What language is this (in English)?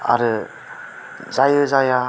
Bodo